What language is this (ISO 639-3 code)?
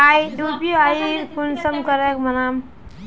mag